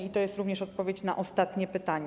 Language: Polish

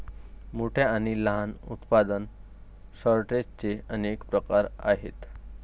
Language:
Marathi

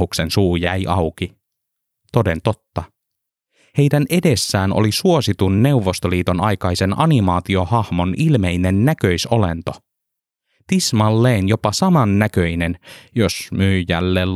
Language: Finnish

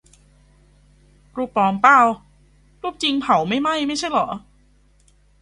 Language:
Thai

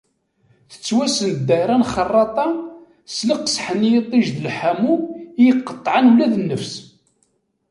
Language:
Kabyle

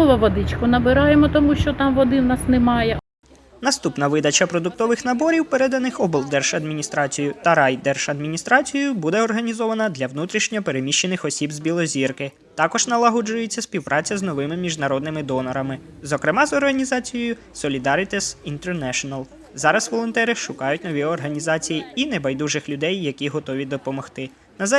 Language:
Ukrainian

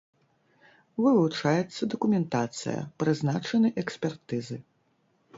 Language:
Belarusian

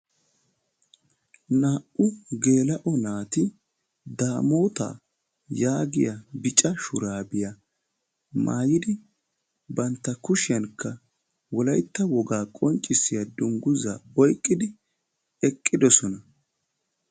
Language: Wolaytta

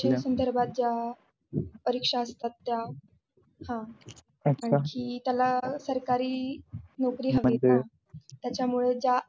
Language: Marathi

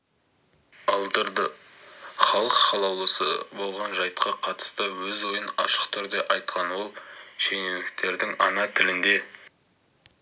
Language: Kazakh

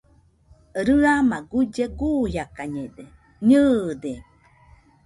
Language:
Nüpode Huitoto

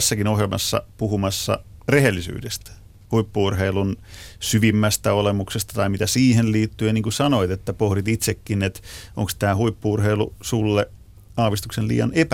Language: Finnish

